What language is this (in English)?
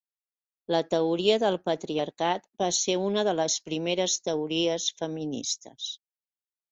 Catalan